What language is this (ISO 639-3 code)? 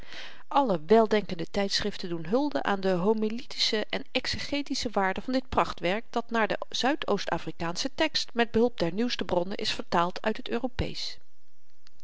nld